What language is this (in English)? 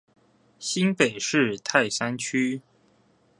Chinese